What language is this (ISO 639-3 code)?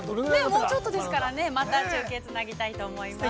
jpn